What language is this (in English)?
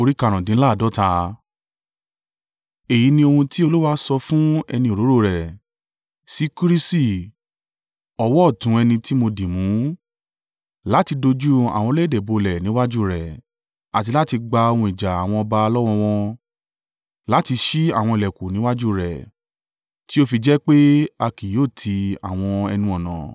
Yoruba